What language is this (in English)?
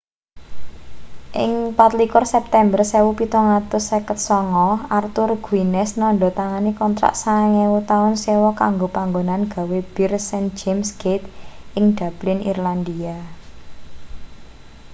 Javanese